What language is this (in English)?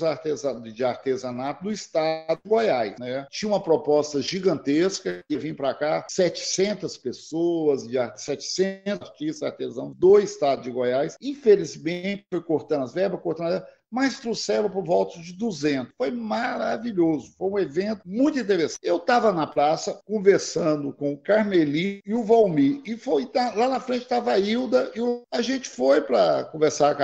Portuguese